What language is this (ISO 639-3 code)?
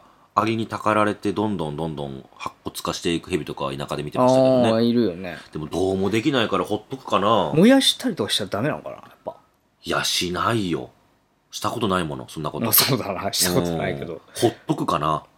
jpn